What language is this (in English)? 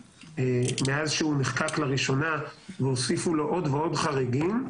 Hebrew